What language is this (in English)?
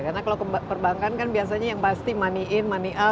Indonesian